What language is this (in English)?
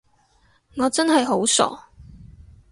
Cantonese